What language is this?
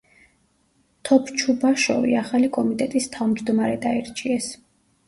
Georgian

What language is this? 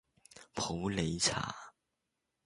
Cantonese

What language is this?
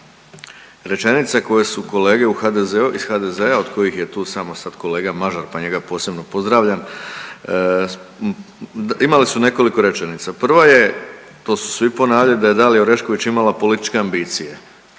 Croatian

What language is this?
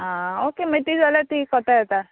Konkani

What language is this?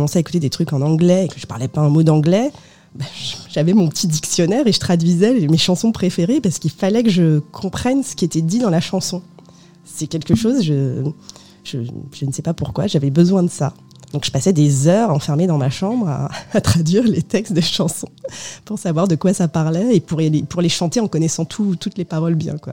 French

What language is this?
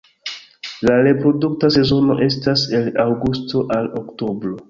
Esperanto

